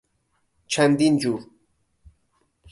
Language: Persian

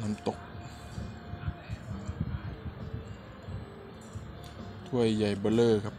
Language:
Thai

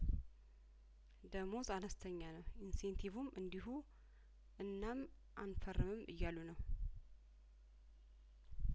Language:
Amharic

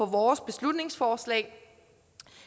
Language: Danish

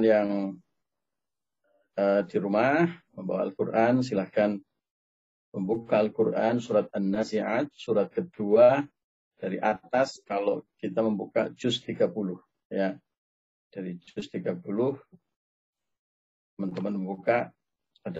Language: Indonesian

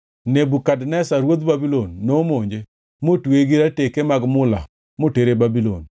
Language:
Luo (Kenya and Tanzania)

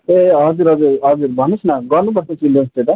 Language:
Nepali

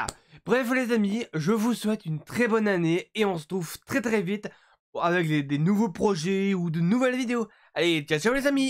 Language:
French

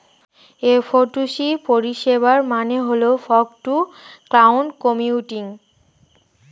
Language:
Bangla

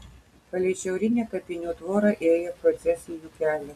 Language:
Lithuanian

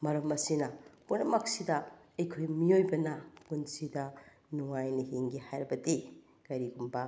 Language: Manipuri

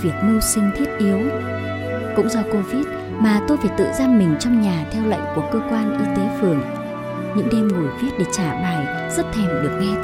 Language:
Vietnamese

